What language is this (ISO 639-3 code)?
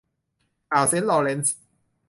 tha